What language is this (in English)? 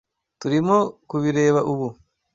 Kinyarwanda